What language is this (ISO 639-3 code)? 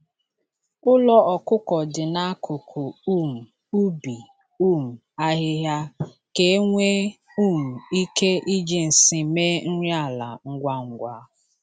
ibo